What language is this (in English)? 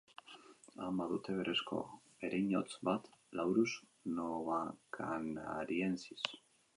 Basque